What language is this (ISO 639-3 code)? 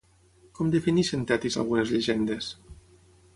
cat